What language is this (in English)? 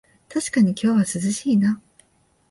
Japanese